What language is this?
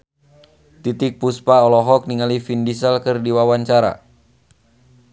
Sundanese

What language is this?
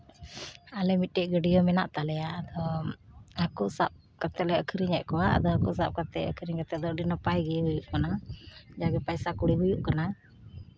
Santali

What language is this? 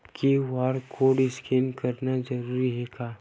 Chhattisgarhi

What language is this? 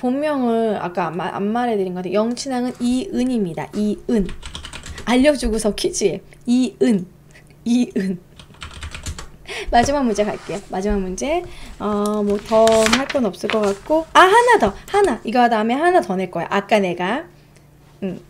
Korean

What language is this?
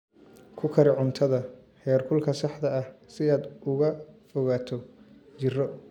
Somali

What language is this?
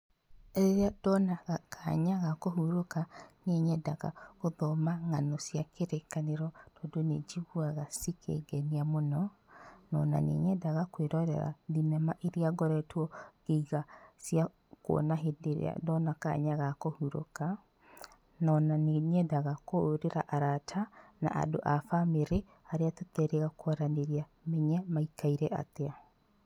Kikuyu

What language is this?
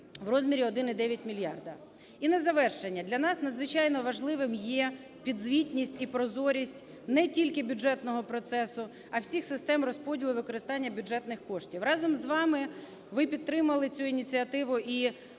Ukrainian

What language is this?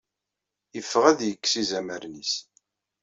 Kabyle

